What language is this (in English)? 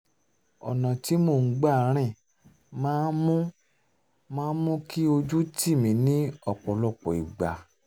Yoruba